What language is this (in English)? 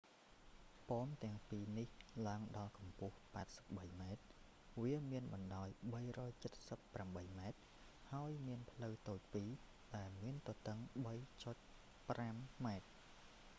Khmer